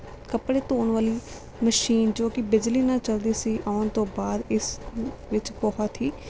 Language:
Punjabi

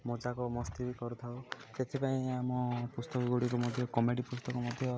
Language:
Odia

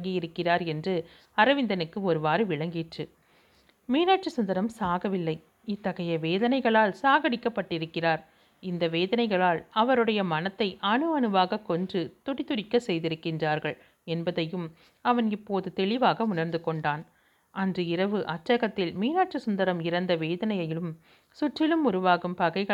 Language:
Tamil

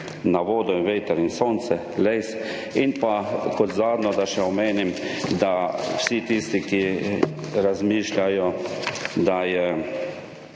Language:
Slovenian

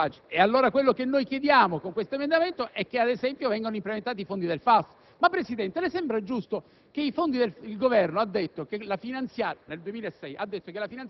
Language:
Italian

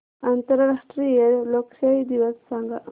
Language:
Marathi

